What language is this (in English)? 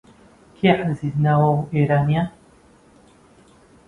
Central Kurdish